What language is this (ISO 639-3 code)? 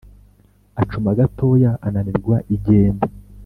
kin